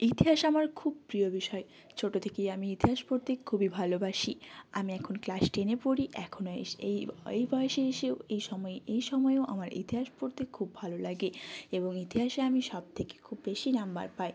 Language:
Bangla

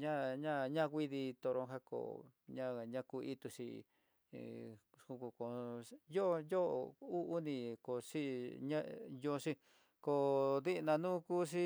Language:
Tidaá Mixtec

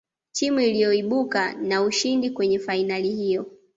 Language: Swahili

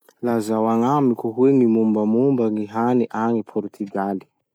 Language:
Masikoro Malagasy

